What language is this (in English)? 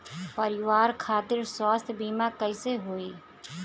Bhojpuri